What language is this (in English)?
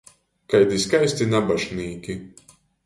Latgalian